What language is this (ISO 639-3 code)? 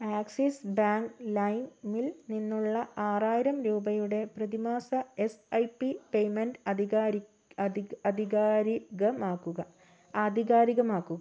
mal